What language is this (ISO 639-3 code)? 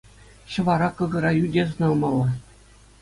chv